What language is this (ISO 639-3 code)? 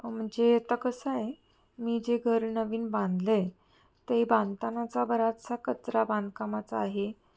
mar